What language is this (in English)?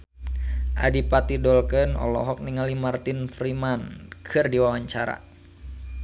Sundanese